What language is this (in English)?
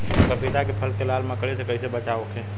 Bhojpuri